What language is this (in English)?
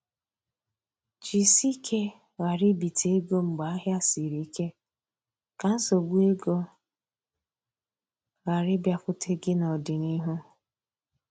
Igbo